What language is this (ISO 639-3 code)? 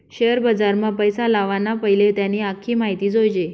mar